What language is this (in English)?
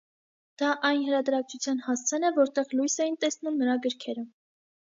Armenian